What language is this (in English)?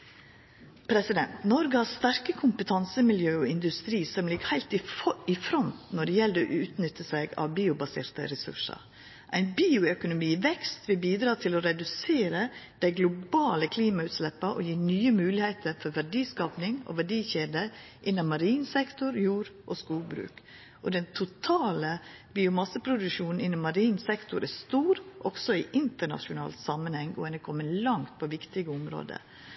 Norwegian Nynorsk